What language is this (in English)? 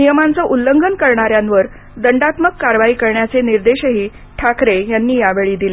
Marathi